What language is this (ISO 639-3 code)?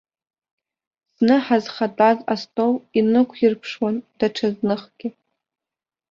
abk